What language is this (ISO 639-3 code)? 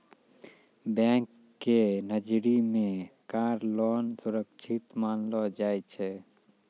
mai